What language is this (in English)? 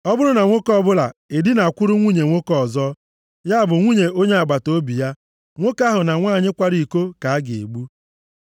Igbo